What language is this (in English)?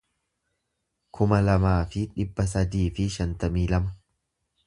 Oromo